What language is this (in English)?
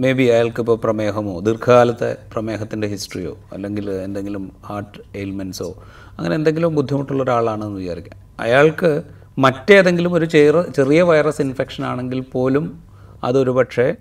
Malayalam